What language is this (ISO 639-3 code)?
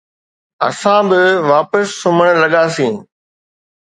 snd